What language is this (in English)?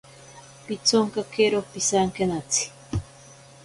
Ashéninka Perené